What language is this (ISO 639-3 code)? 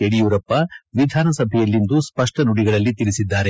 kan